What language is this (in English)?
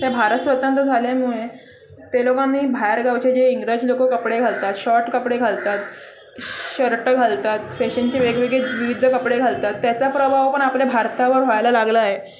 Marathi